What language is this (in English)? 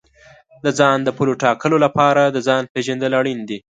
Pashto